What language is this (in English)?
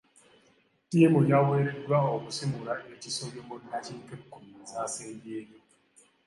Ganda